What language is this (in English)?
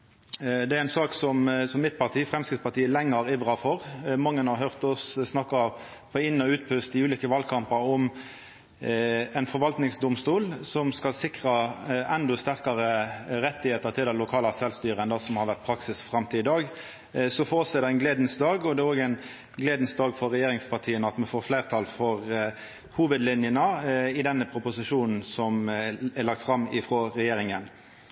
Norwegian Nynorsk